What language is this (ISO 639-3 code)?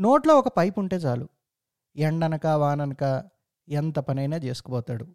tel